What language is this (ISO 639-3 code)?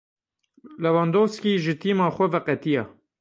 kur